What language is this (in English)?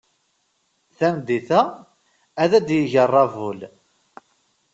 Kabyle